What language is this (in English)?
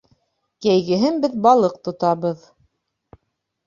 Bashkir